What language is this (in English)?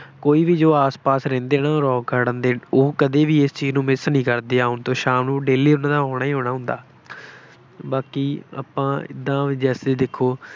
Punjabi